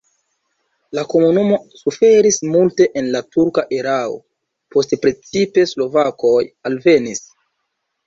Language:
Esperanto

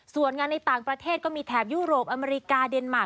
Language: Thai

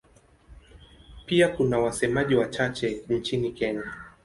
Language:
Swahili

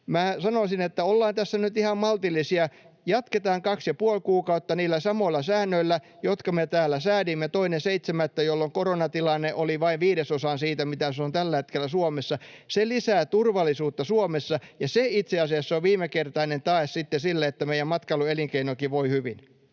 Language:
Finnish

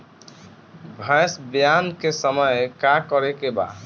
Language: Bhojpuri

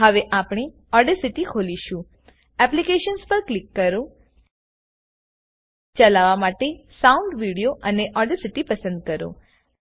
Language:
Gujarati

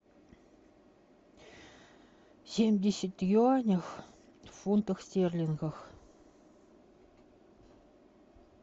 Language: Russian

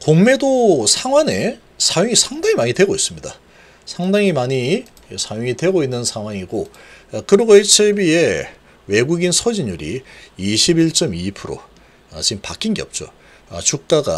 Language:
Korean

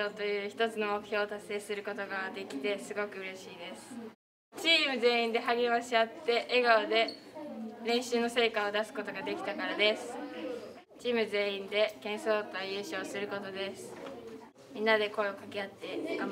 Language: Japanese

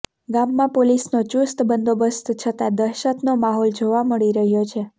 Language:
Gujarati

